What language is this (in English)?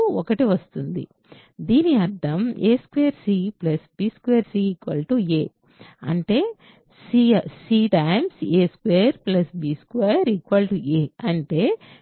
Telugu